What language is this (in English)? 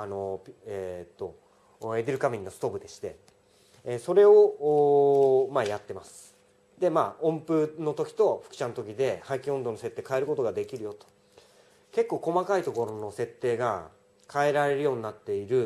Japanese